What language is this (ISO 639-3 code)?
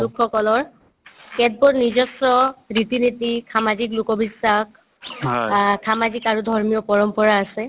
asm